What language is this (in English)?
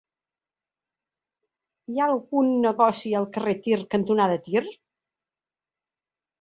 Catalan